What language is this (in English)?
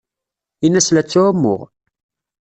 Kabyle